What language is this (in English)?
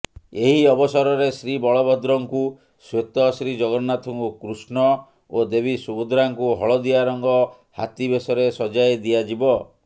Odia